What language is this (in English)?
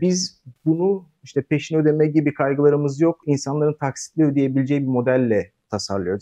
Turkish